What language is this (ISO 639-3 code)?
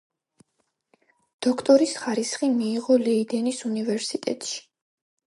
kat